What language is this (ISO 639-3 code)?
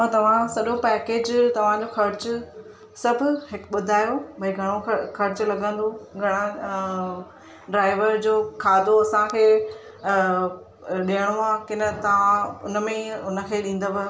snd